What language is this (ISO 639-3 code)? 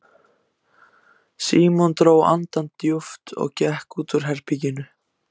isl